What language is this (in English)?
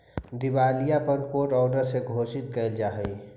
Magahi